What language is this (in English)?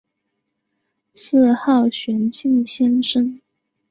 Chinese